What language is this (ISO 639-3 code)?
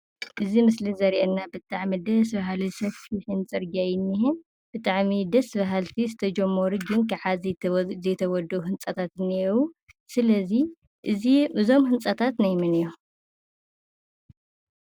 tir